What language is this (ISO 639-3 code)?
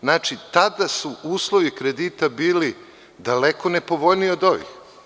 srp